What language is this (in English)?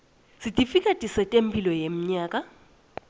Swati